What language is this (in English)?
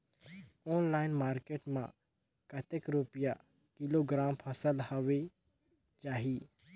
Chhattisgarhi